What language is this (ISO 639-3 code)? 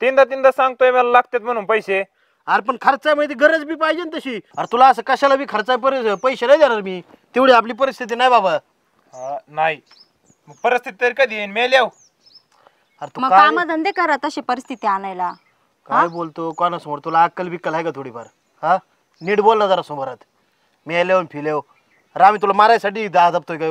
ron